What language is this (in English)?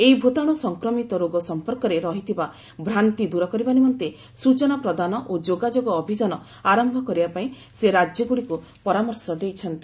Odia